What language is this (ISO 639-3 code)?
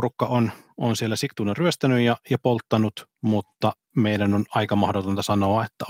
fin